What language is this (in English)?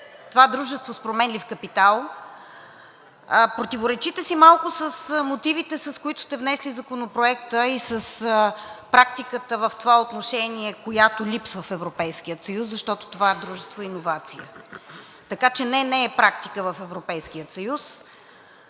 Bulgarian